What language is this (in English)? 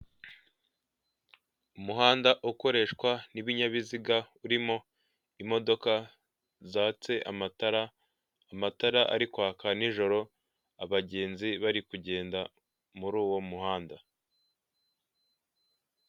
Kinyarwanda